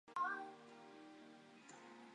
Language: Chinese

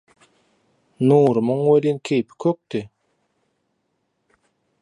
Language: Turkmen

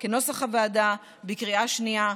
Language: Hebrew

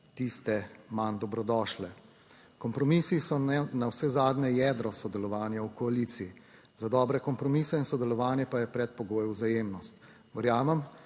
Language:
Slovenian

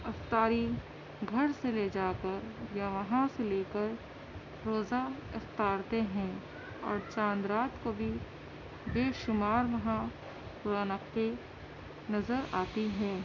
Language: Urdu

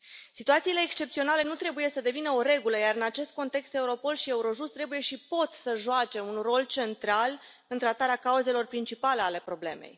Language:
Romanian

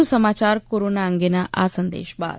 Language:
Gujarati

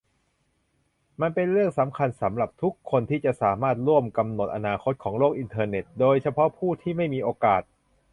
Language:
Thai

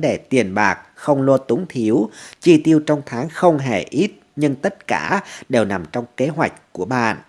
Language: Vietnamese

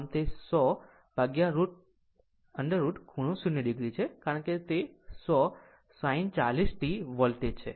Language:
Gujarati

